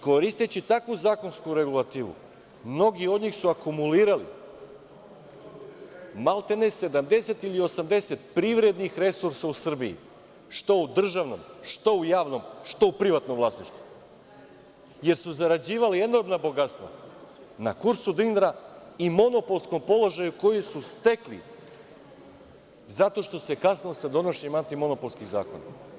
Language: Serbian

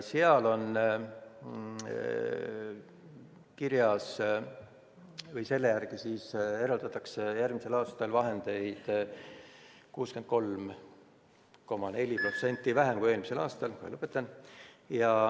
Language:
Estonian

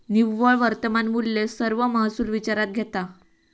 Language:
Marathi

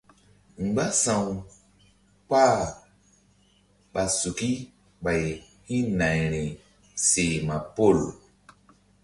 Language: Mbum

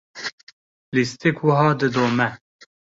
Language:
Kurdish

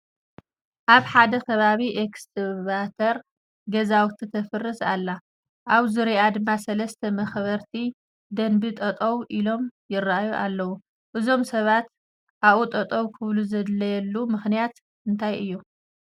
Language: Tigrinya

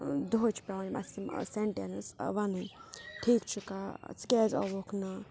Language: Kashmiri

